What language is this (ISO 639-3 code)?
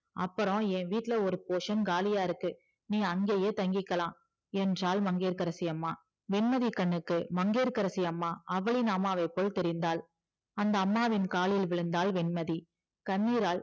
tam